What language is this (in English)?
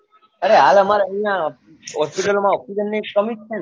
Gujarati